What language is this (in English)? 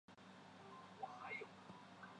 Chinese